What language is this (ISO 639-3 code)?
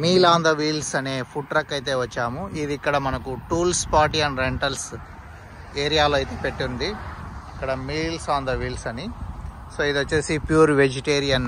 tel